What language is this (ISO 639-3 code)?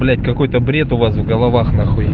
rus